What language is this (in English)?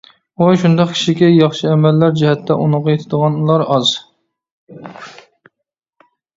Uyghur